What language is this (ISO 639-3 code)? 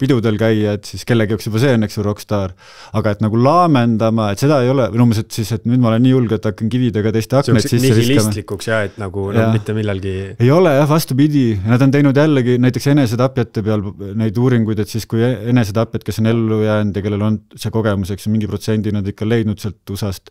fin